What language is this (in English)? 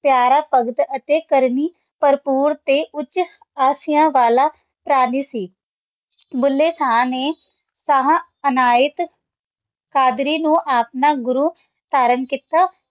Punjabi